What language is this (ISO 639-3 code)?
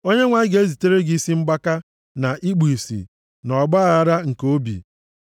ibo